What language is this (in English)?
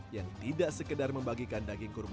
Indonesian